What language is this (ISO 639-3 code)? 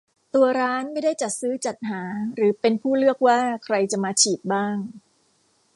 tha